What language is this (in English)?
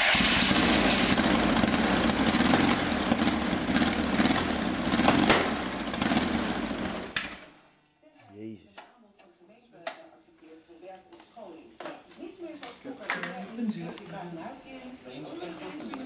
Dutch